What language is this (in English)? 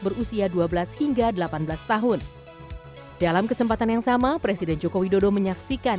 Indonesian